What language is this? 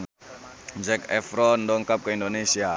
Sundanese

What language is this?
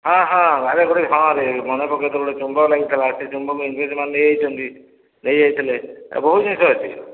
Odia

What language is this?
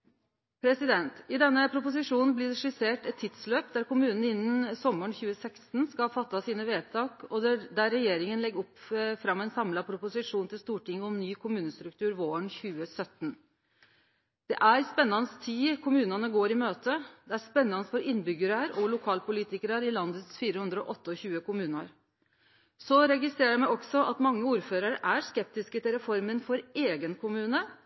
Norwegian Nynorsk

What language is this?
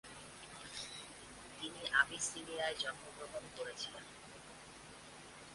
Bangla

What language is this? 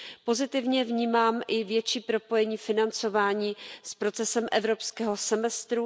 Czech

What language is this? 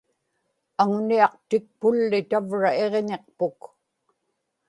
Inupiaq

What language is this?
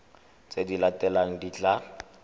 Tswana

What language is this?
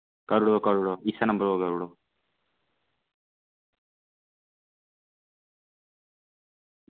Dogri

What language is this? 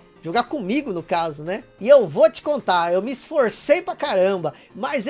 Portuguese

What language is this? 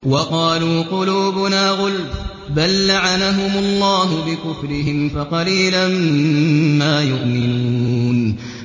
Arabic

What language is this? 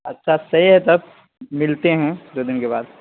Urdu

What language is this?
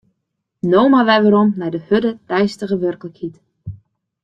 Western Frisian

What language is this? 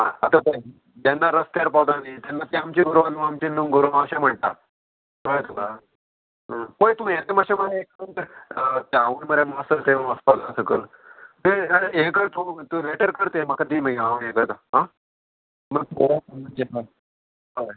Konkani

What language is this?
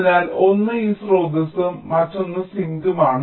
Malayalam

